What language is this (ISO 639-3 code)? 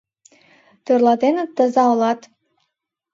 chm